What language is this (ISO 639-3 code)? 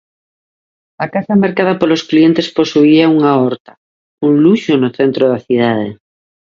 glg